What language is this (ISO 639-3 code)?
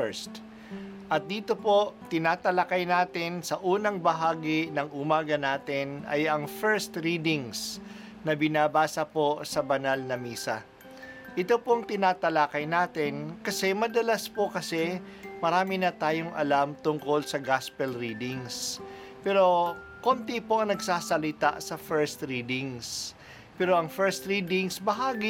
fil